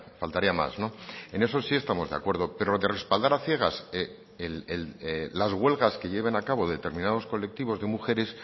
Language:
Spanish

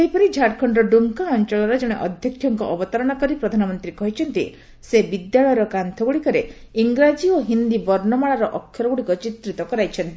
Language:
Odia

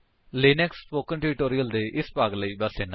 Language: Punjabi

